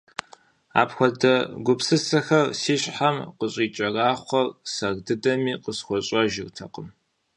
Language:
Kabardian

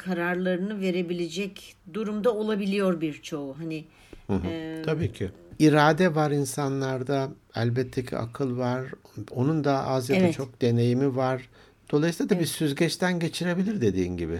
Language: Turkish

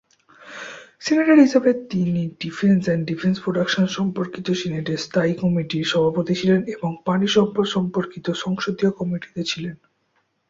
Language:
Bangla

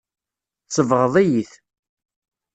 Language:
Kabyle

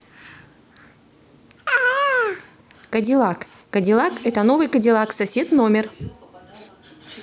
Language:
Russian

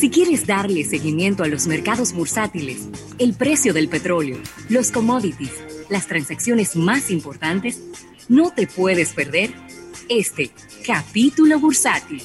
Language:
Spanish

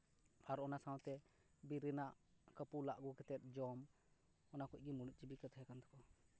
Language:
Santali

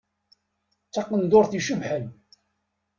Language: Kabyle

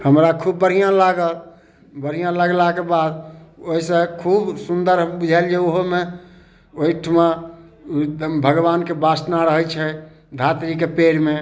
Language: Maithili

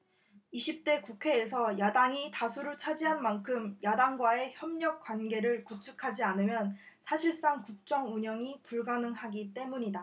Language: Korean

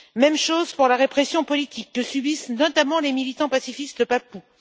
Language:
French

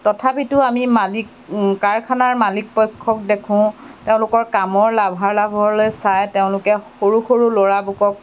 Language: Assamese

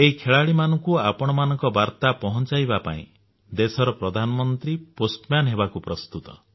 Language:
Odia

